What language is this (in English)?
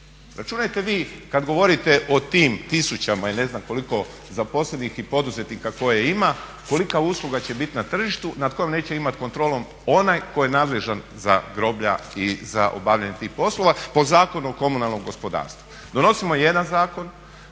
Croatian